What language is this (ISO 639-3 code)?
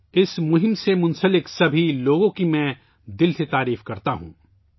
urd